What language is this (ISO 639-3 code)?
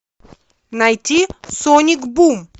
rus